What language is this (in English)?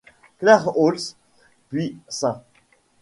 French